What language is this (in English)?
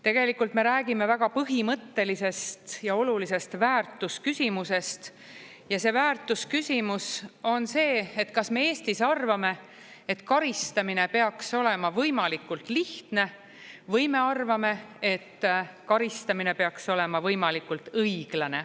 Estonian